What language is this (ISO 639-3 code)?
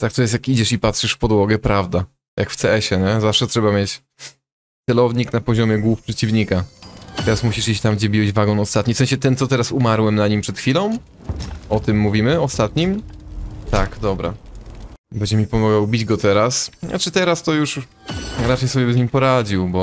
pol